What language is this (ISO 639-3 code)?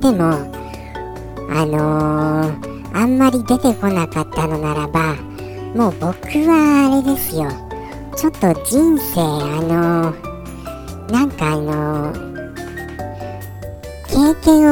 jpn